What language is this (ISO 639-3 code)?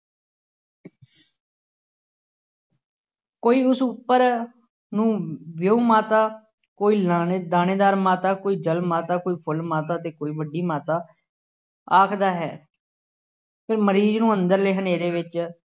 pan